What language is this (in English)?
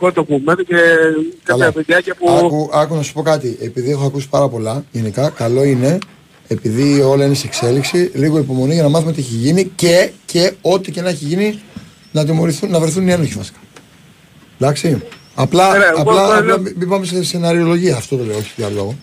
Greek